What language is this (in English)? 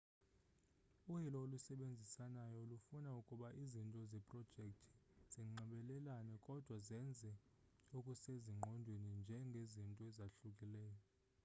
Xhosa